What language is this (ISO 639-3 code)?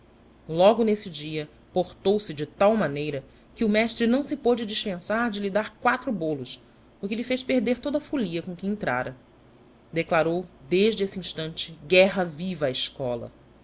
por